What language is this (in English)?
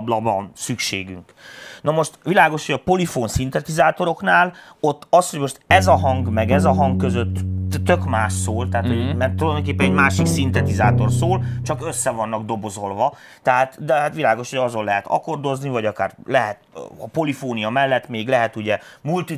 Hungarian